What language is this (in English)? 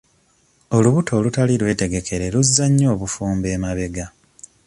Ganda